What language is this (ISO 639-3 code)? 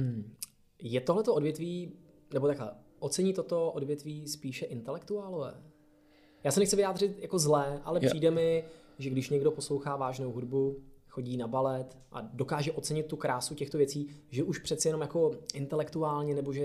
ces